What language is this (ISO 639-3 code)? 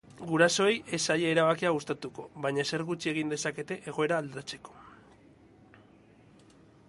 eus